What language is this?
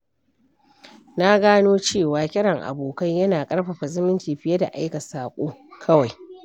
Hausa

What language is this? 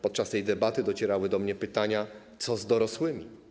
Polish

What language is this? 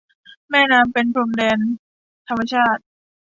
Thai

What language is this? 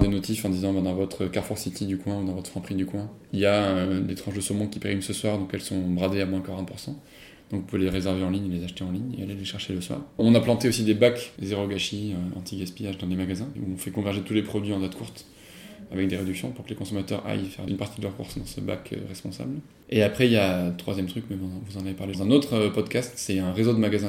French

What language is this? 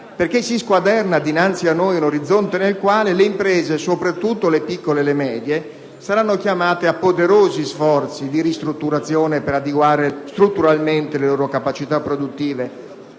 Italian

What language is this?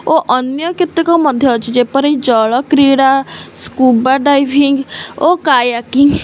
Odia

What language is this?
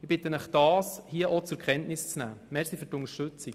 Swiss German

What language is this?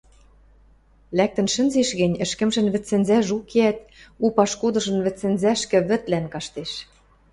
Western Mari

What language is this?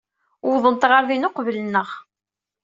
Kabyle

